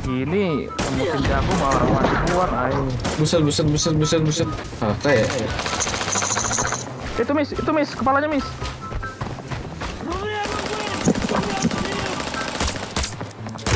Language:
Indonesian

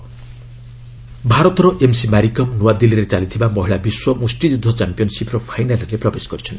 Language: Odia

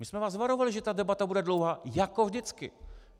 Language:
Czech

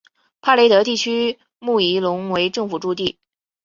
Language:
Chinese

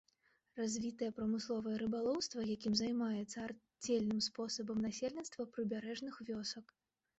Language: Belarusian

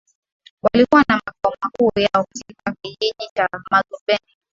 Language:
Swahili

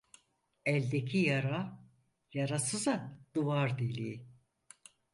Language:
Turkish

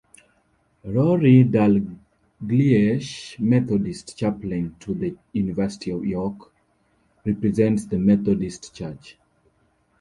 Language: English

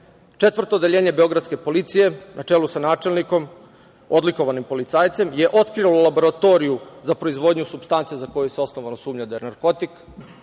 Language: Serbian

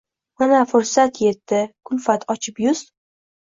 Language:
Uzbek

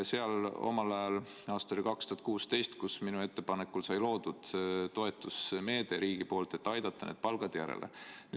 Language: Estonian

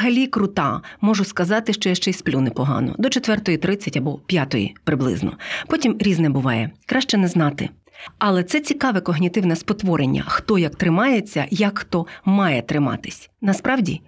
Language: Ukrainian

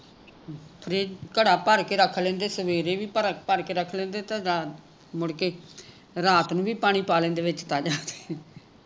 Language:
Punjabi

